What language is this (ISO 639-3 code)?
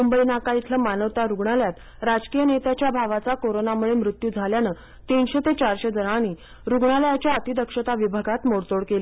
mar